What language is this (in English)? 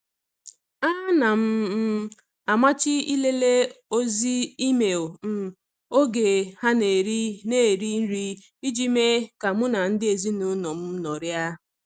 Igbo